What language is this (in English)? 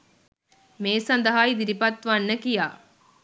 Sinhala